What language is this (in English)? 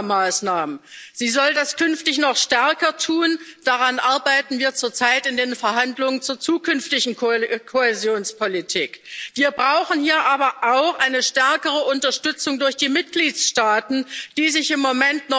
German